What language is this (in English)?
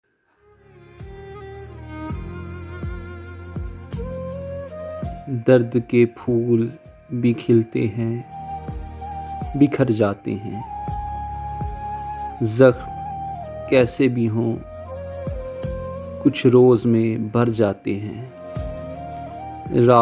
Urdu